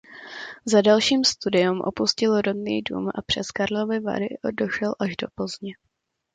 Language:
Czech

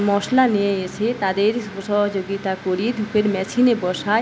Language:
Bangla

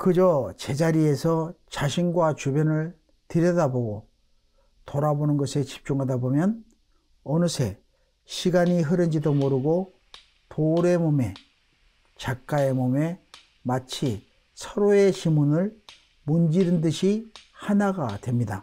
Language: Korean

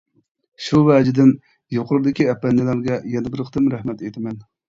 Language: Uyghur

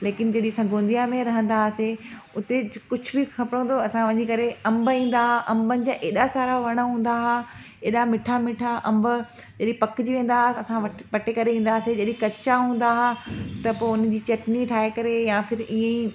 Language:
Sindhi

